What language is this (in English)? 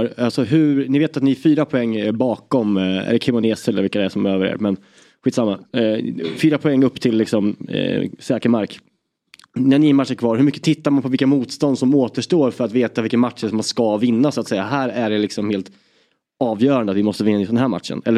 Swedish